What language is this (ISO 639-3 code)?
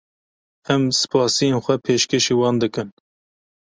kur